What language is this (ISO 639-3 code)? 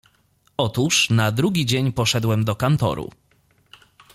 pol